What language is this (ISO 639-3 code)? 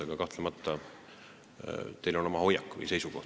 est